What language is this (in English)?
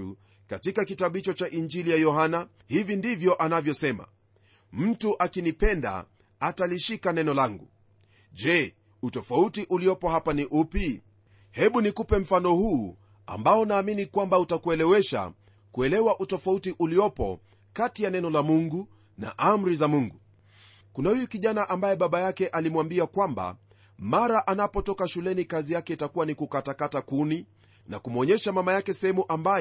Swahili